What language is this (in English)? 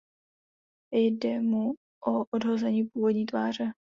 Czech